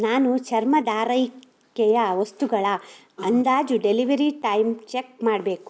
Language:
Kannada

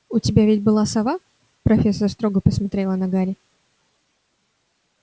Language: Russian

